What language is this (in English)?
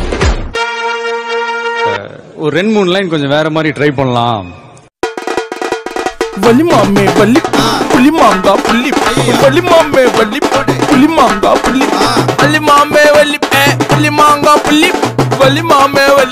Hindi